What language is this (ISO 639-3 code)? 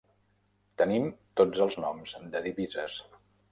cat